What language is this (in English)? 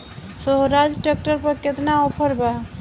Bhojpuri